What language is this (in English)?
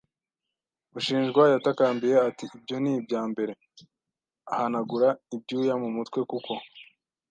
Kinyarwanda